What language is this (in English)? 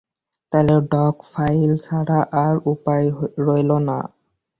Bangla